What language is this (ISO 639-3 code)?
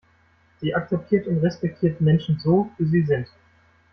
deu